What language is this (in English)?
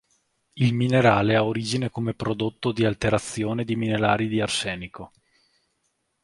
Italian